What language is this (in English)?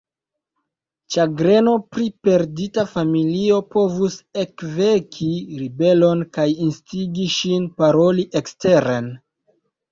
Esperanto